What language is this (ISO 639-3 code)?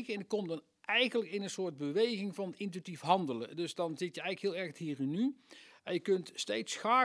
nld